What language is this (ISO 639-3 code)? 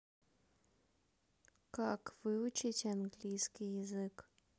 rus